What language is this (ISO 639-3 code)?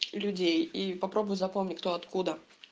rus